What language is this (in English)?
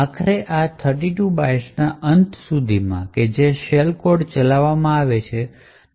Gujarati